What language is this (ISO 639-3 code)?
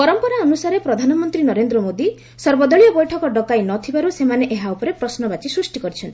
ori